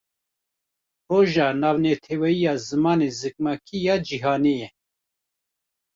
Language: Kurdish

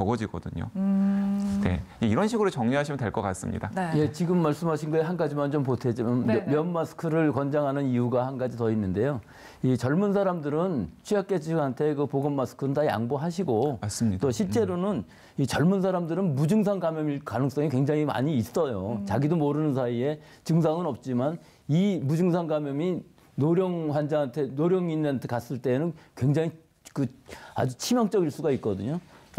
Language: Korean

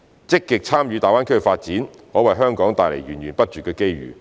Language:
Cantonese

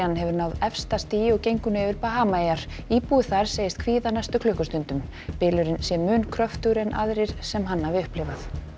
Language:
Icelandic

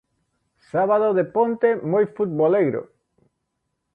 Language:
Galician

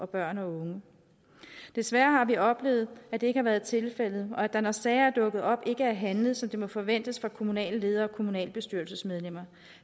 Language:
Danish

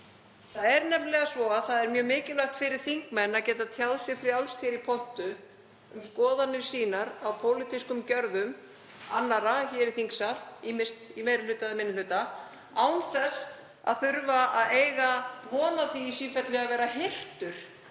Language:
Icelandic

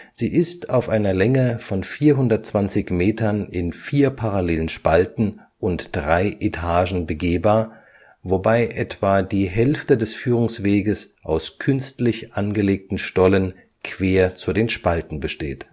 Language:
German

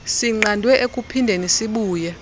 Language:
Xhosa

